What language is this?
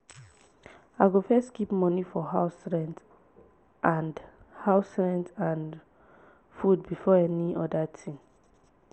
Nigerian Pidgin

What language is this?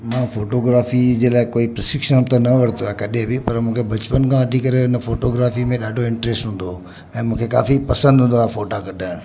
Sindhi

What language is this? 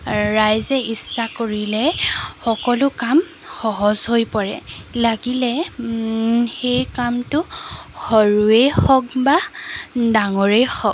Assamese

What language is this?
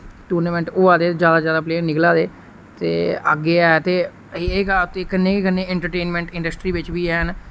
Dogri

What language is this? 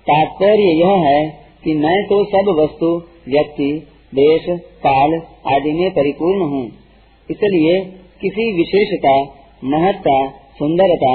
Hindi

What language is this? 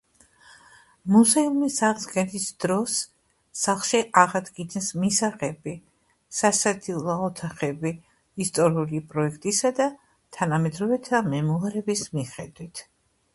Georgian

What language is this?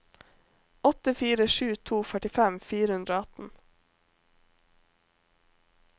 Norwegian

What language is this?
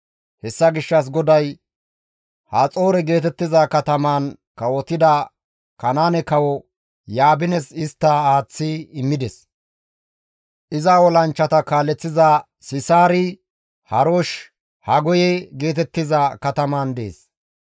Gamo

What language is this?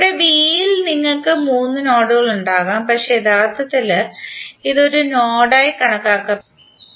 Malayalam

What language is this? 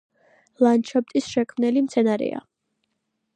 Georgian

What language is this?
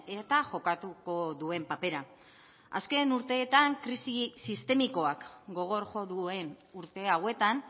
Basque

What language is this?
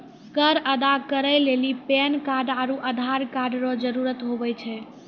Maithili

